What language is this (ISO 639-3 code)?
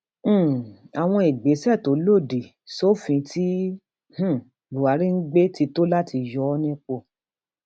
yor